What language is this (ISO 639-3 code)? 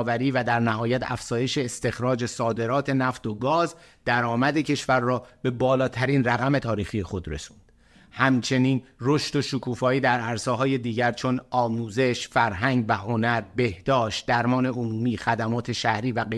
fas